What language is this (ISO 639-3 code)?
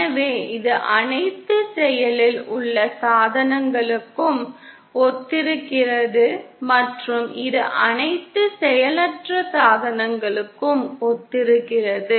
tam